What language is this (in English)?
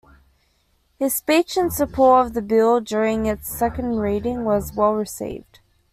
English